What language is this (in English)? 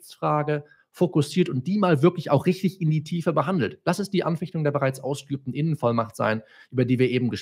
German